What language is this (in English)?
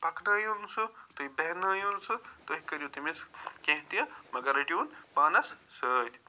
Kashmiri